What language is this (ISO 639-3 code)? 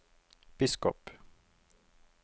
nor